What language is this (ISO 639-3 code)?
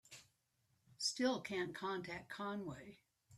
eng